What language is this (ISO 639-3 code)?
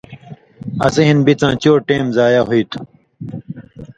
mvy